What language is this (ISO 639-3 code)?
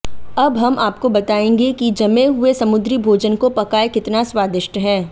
hin